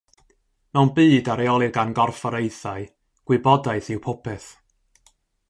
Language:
Welsh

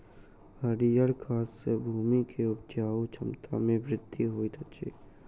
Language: Maithili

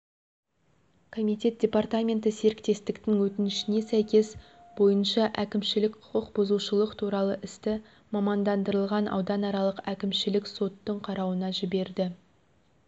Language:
Kazakh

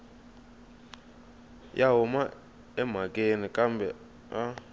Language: Tsonga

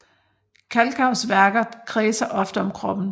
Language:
Danish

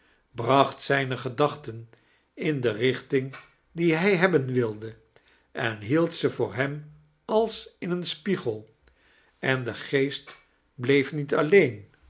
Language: Dutch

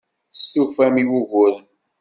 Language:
Kabyle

